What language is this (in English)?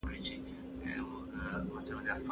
Pashto